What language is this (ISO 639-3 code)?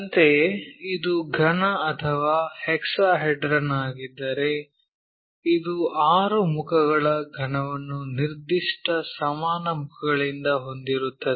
kan